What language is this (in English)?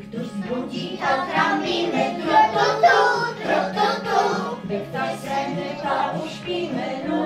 Polish